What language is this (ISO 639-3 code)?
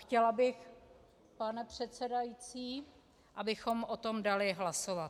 ces